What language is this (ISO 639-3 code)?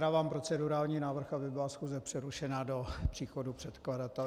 ces